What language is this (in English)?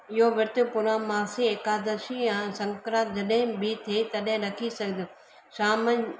Sindhi